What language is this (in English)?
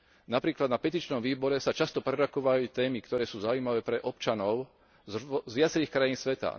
Slovak